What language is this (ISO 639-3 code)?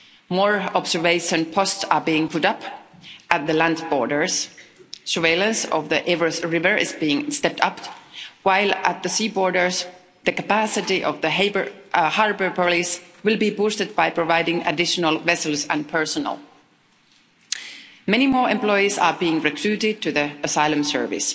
eng